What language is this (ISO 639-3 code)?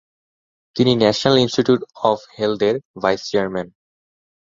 ben